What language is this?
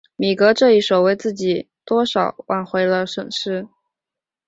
Chinese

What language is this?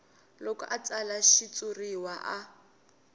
Tsonga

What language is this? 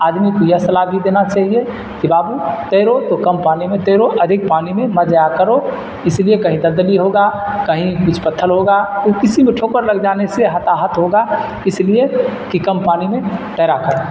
Urdu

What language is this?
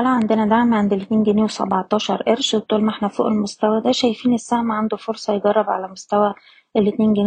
Arabic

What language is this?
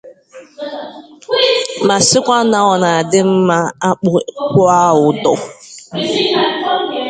Igbo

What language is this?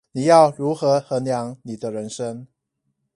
Chinese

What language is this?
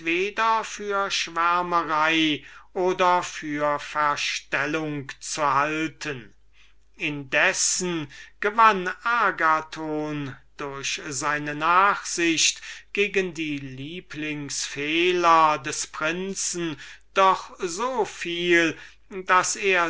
German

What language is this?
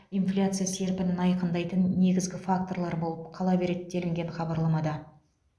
Kazakh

